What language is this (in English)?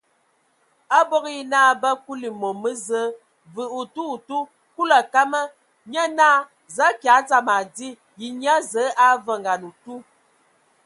Ewondo